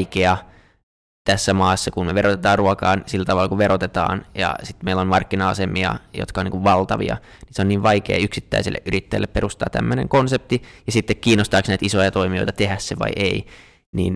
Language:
Finnish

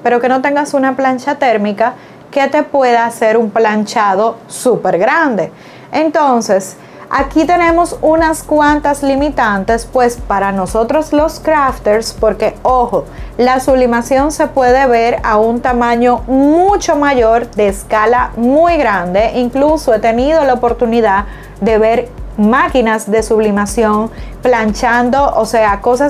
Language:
Spanish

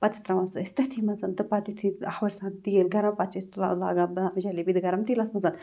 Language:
Kashmiri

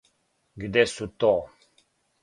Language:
Serbian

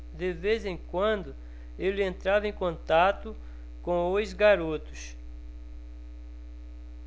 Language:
Portuguese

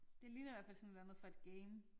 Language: Danish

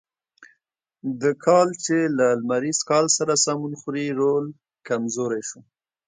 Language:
Pashto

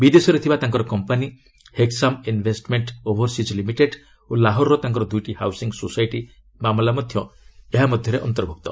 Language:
Odia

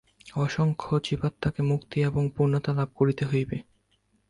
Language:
Bangla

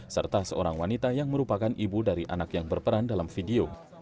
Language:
Indonesian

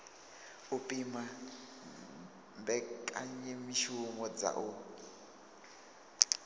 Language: Venda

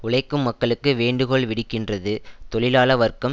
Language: Tamil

